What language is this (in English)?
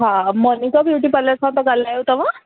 Sindhi